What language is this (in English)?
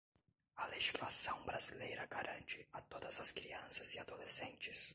Portuguese